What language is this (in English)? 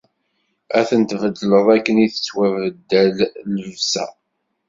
Kabyle